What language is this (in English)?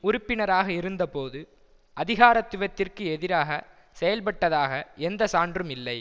Tamil